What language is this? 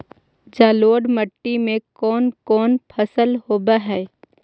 Magahi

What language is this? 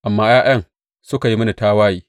Hausa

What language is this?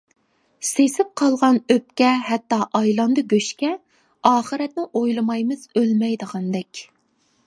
Uyghur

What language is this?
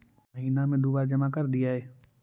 Magahi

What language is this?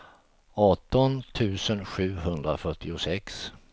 Swedish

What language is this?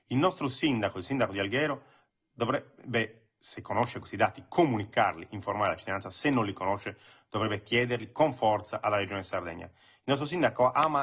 Italian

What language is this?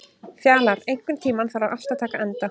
Icelandic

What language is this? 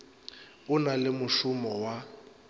Northern Sotho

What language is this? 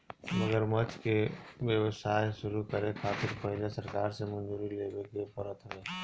Bhojpuri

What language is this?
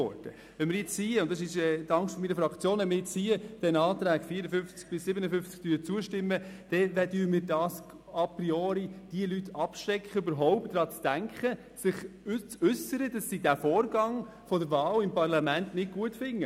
Swiss German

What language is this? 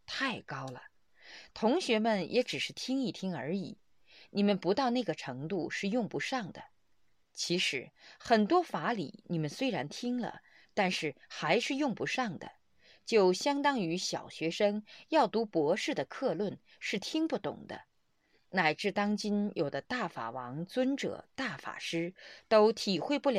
Chinese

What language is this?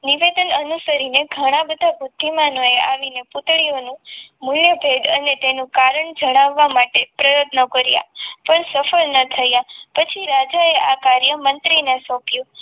Gujarati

